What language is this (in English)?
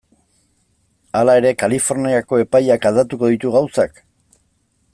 Basque